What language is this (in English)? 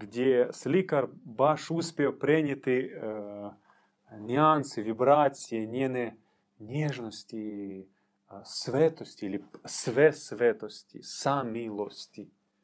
Croatian